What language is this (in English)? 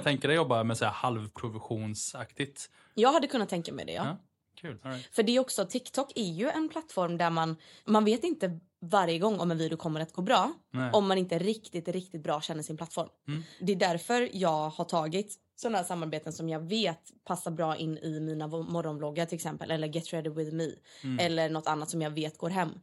Swedish